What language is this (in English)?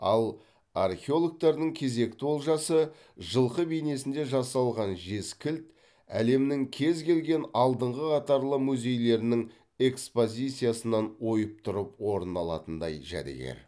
Kazakh